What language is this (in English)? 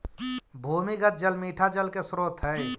Magahi